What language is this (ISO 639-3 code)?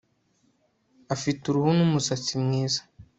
kin